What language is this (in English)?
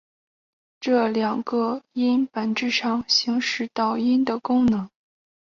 Chinese